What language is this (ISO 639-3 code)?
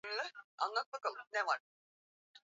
swa